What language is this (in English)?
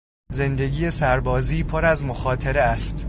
Persian